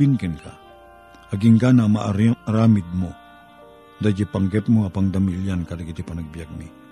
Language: Filipino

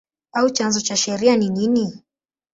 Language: Swahili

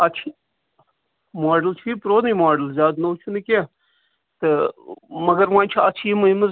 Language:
Kashmiri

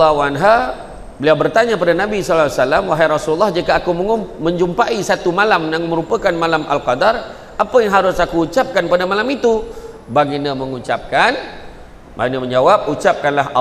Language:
Malay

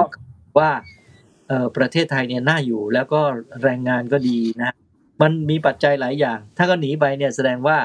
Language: Thai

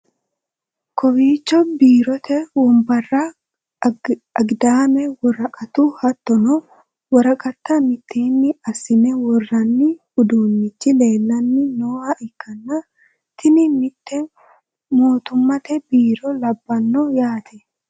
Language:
Sidamo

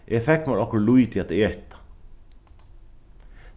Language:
Faroese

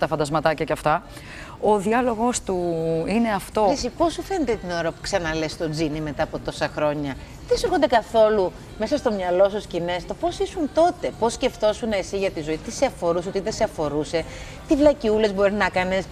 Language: Greek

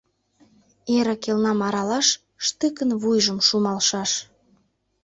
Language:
Mari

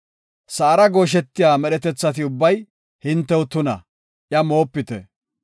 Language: Gofa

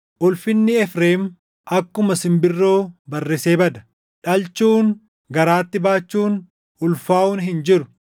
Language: Oromo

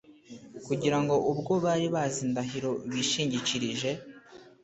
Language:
Kinyarwanda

